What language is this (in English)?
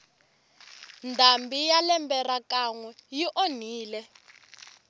Tsonga